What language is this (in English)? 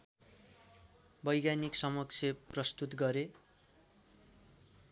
Nepali